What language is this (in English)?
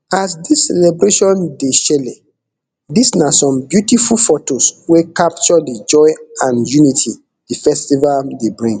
Nigerian Pidgin